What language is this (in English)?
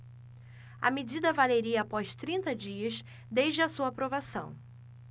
Portuguese